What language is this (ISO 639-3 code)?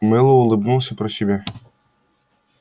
rus